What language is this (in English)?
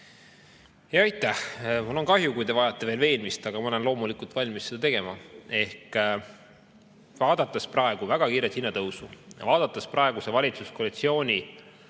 Estonian